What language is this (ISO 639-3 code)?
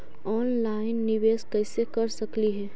mag